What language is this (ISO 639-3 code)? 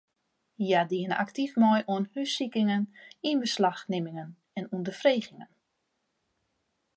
fry